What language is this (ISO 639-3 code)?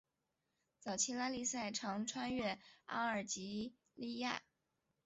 zho